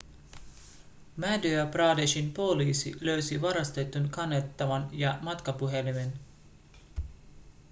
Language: Finnish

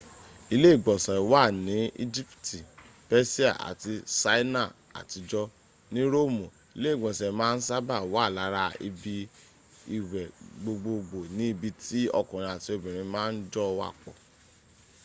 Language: Yoruba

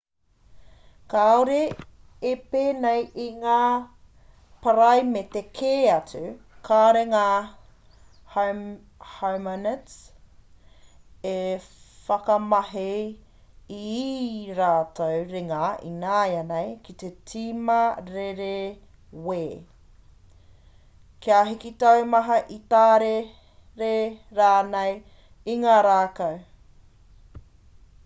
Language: Māori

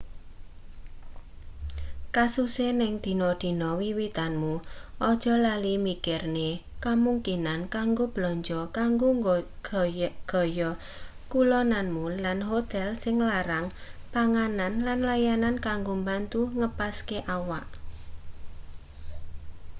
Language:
Javanese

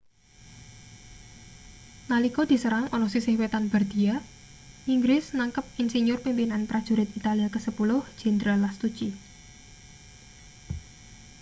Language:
Javanese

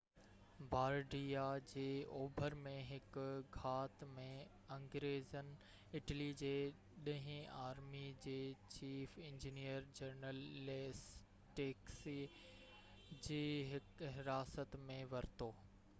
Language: Sindhi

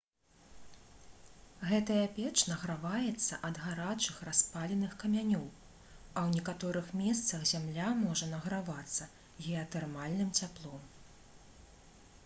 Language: Belarusian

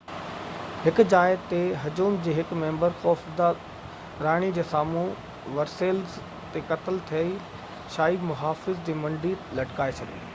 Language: Sindhi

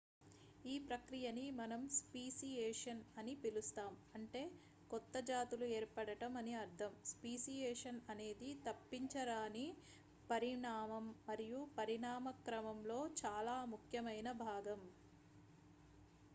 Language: Telugu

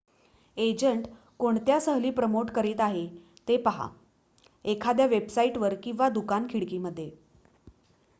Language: Marathi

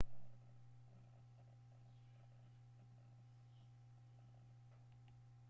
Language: Kamba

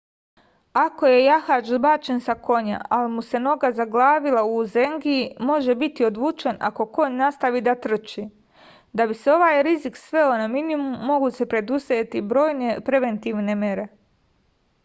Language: Serbian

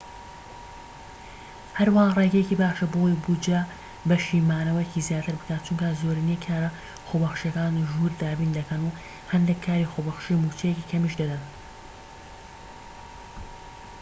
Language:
Central Kurdish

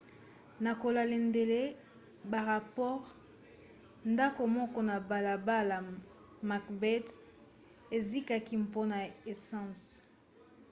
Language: Lingala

